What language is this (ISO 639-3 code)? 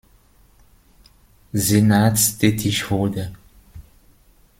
deu